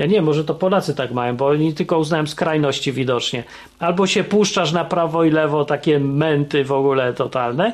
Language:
Polish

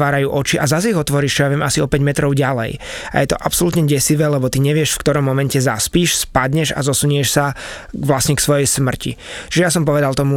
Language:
Slovak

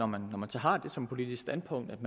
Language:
Danish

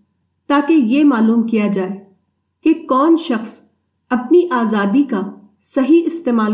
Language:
Urdu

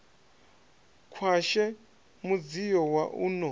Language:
Venda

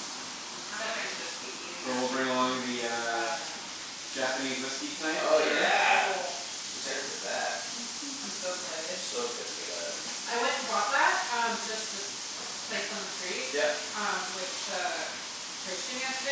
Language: English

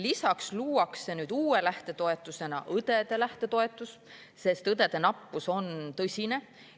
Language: Estonian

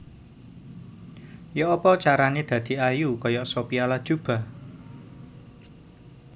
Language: Javanese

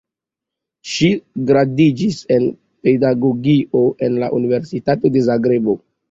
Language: Esperanto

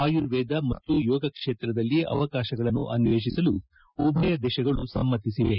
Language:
Kannada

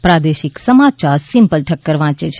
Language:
Gujarati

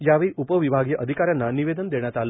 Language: Marathi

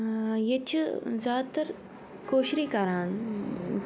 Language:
Kashmiri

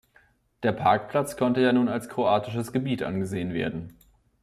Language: German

